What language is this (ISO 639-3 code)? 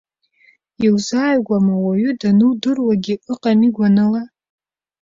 abk